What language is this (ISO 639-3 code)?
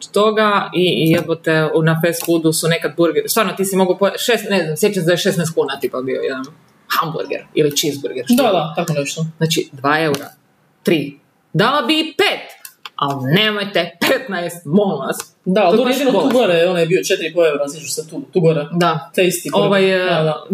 hrv